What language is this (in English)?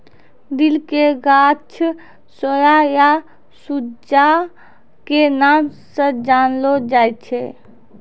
Maithili